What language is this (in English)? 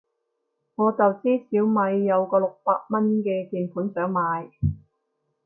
Cantonese